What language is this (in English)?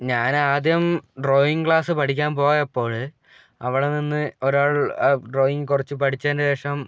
Malayalam